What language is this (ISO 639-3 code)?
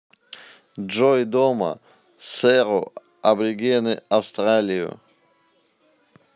rus